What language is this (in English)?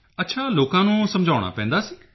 Punjabi